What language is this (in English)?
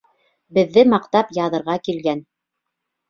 Bashkir